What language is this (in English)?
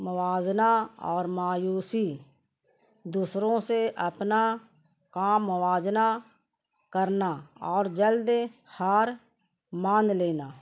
Urdu